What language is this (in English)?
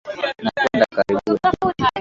Swahili